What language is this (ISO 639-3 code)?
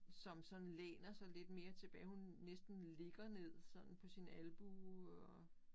dan